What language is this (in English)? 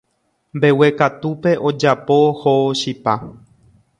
Guarani